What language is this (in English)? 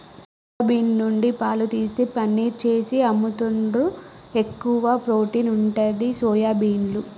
Telugu